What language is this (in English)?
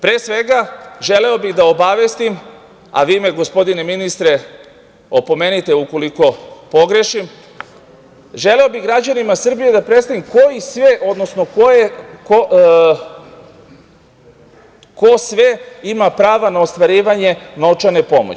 Serbian